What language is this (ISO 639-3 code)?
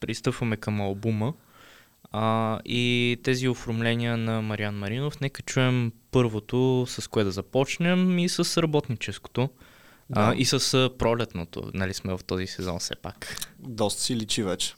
bul